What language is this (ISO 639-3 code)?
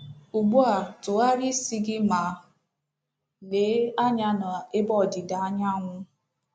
ibo